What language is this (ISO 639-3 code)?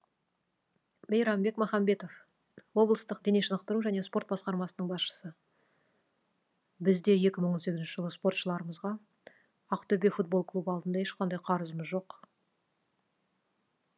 kaz